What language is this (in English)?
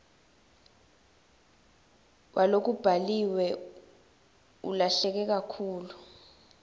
Swati